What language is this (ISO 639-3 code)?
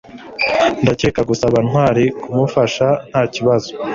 kin